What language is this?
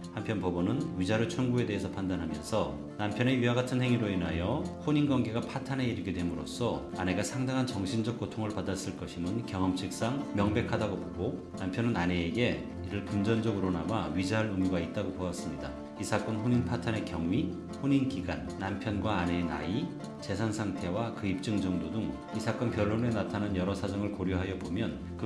Korean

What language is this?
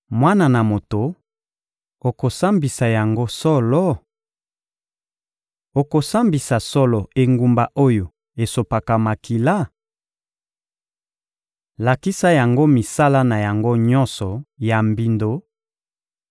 Lingala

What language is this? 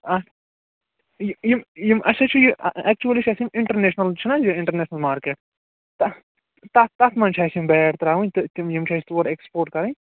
Kashmiri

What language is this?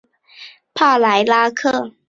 Chinese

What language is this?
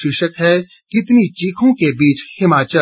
Hindi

